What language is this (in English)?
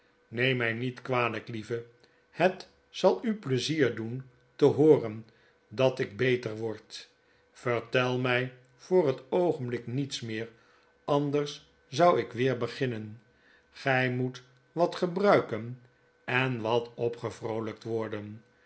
Dutch